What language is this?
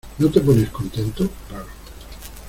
Spanish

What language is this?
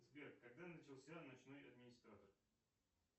Russian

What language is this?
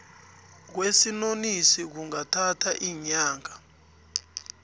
South Ndebele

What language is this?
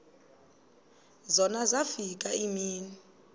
Xhosa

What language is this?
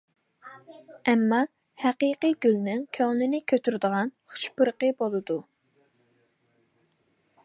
Uyghur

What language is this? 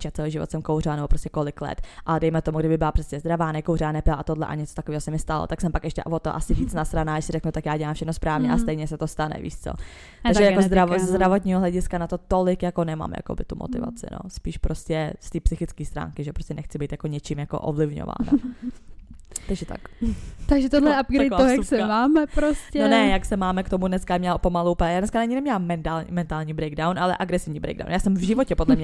Czech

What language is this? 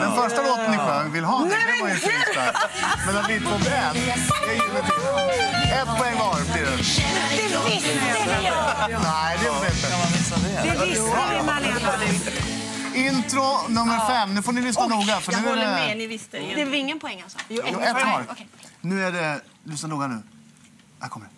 Swedish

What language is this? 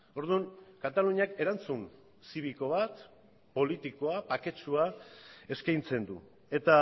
Basque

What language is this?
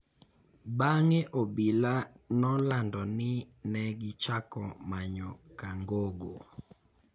Luo (Kenya and Tanzania)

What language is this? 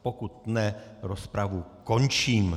Czech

